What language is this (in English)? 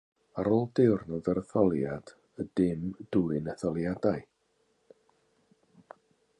Welsh